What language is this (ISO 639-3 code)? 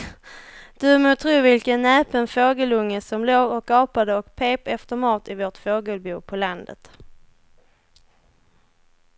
swe